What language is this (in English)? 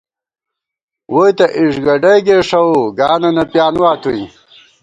Gawar-Bati